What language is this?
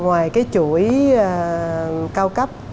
Vietnamese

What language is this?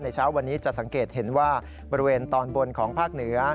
Thai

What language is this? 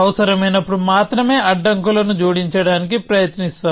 Telugu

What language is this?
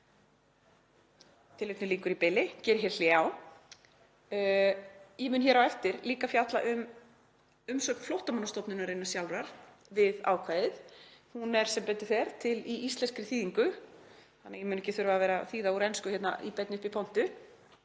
Icelandic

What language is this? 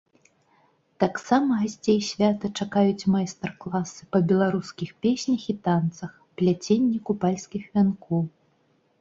Belarusian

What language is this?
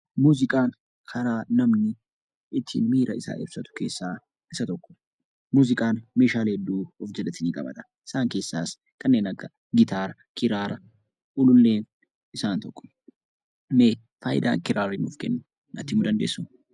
Oromo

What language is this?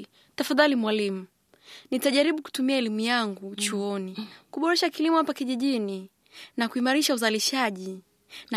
Swahili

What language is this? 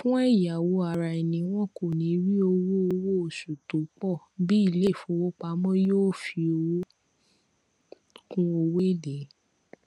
Yoruba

